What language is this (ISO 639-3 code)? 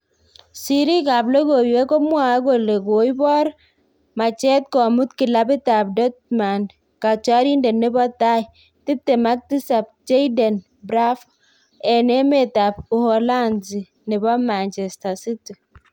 kln